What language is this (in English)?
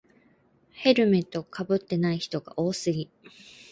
Japanese